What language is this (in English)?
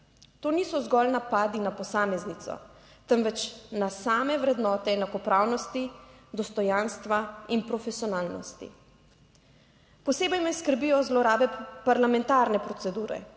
Slovenian